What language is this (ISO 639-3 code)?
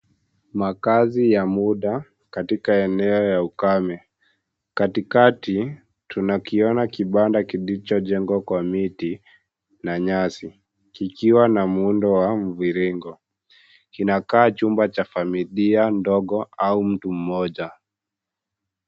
swa